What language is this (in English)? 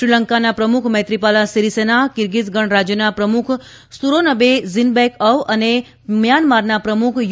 Gujarati